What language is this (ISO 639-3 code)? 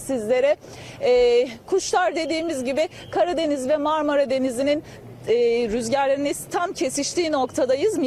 tur